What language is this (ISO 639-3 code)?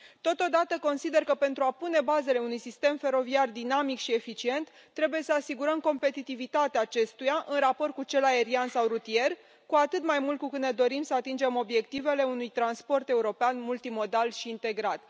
ron